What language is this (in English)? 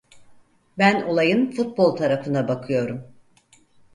Turkish